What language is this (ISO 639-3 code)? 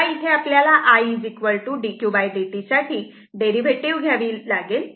mar